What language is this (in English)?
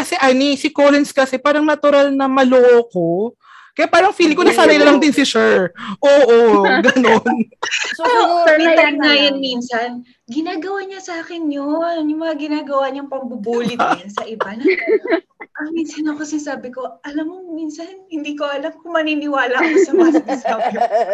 Filipino